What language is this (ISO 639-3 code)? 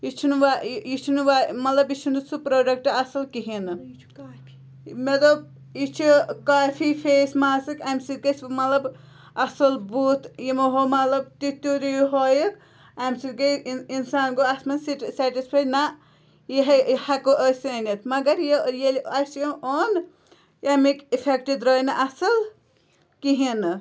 kas